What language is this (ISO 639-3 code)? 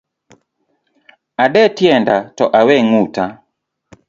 luo